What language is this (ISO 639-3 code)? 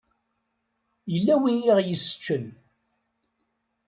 kab